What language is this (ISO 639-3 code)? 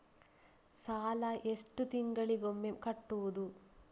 kan